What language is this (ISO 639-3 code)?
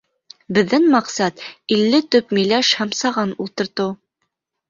bak